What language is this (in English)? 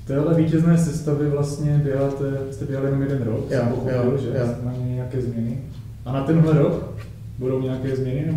Czech